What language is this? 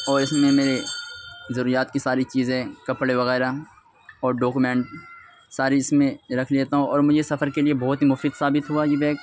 Urdu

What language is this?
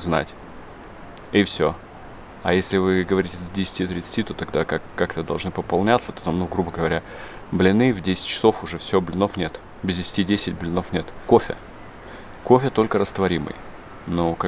Russian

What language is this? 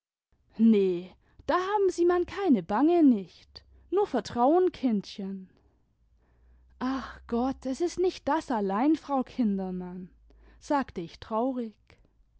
German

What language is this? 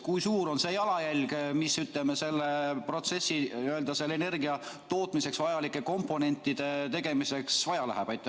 Estonian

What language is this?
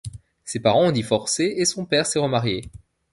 French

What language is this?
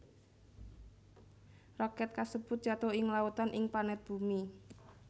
Javanese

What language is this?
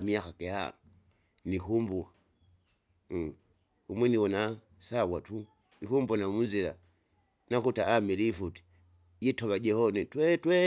Kinga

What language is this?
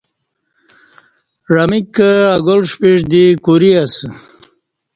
Kati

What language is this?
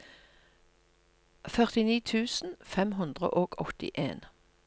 Norwegian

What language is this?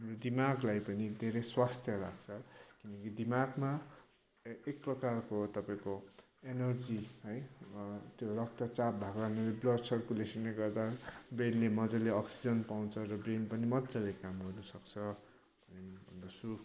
Nepali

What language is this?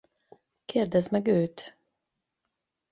Hungarian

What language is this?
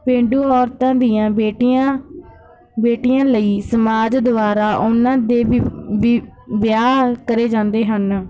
Punjabi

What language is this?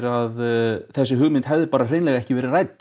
Icelandic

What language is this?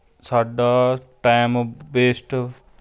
Punjabi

